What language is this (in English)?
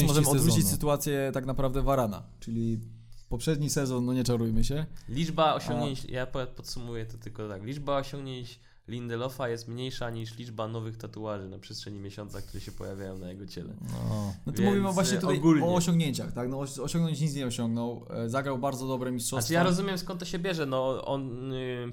Polish